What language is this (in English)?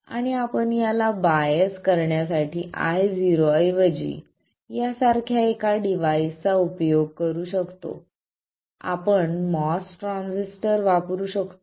Marathi